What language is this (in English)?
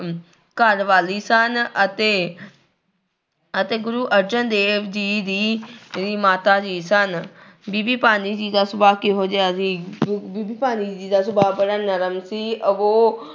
Punjabi